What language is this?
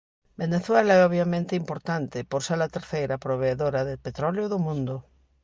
Galician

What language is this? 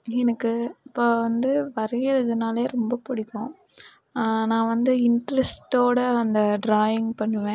Tamil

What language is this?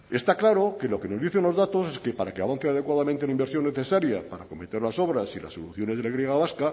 Spanish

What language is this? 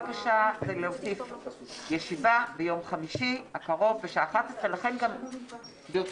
Hebrew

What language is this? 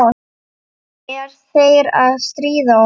Icelandic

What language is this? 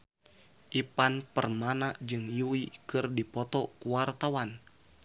Sundanese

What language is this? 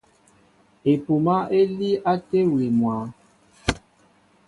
Mbo (Cameroon)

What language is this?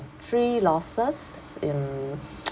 English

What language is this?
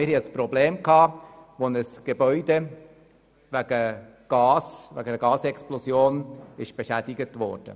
Swiss German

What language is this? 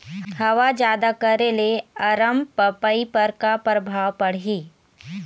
Chhattisgarhi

